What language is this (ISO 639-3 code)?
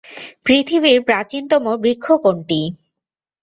ben